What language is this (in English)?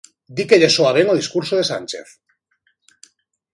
Galician